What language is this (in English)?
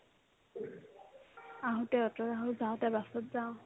Assamese